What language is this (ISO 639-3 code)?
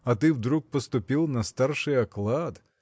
rus